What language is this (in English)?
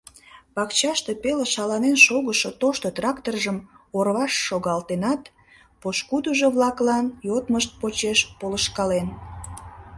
Mari